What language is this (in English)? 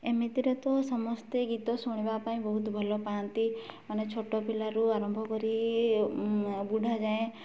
Odia